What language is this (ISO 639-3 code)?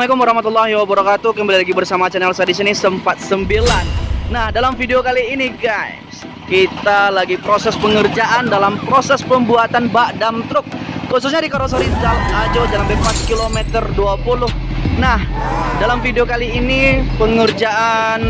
ind